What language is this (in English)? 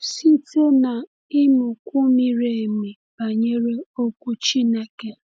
Igbo